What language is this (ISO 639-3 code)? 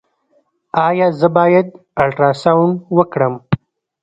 pus